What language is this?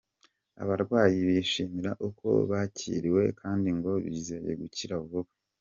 Kinyarwanda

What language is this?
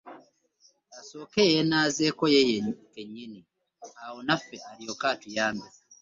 Ganda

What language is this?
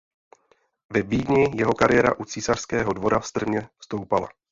Czech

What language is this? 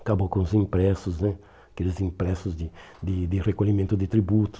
Portuguese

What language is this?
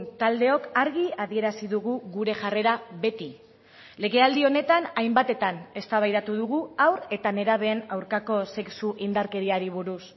Basque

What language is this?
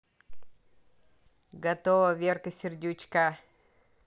Russian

